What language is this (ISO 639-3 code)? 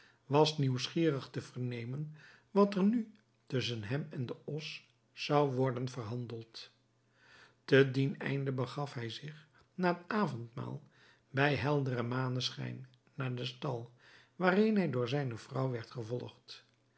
nld